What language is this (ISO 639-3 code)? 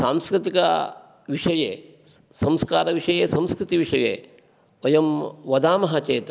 san